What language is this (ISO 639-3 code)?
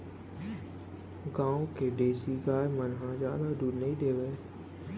hne